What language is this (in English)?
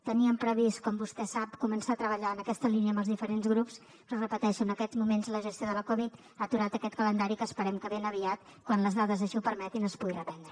Catalan